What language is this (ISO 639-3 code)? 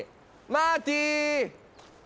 jpn